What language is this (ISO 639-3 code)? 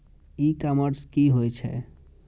mai